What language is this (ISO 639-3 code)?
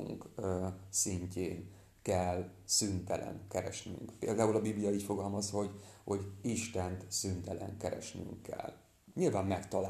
hun